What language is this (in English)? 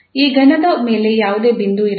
Kannada